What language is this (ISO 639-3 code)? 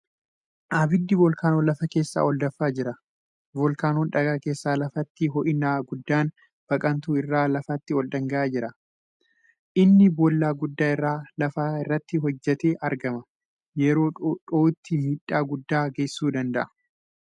orm